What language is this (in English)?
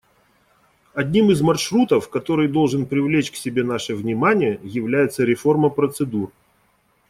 Russian